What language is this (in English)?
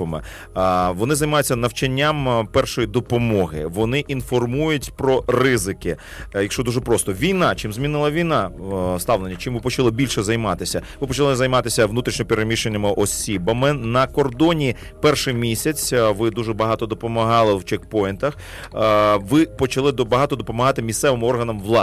Ukrainian